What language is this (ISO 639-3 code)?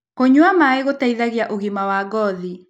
kik